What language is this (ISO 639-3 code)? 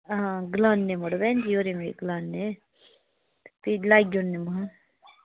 doi